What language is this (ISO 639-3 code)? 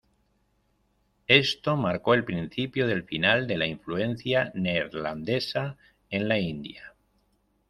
spa